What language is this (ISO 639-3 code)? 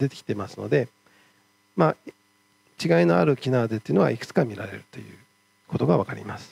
jpn